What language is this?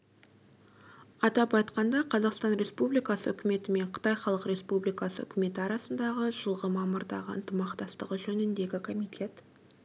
Kazakh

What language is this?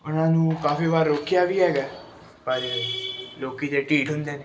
Punjabi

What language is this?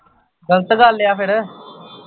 Punjabi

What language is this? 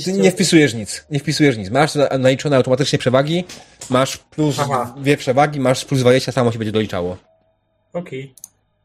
Polish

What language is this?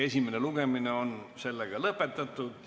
Estonian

